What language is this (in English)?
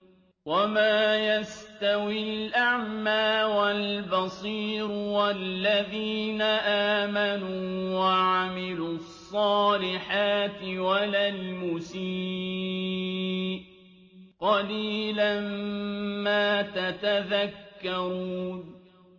Arabic